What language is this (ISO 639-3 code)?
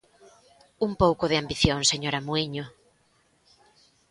glg